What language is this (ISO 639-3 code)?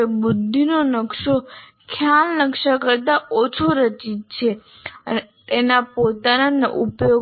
guj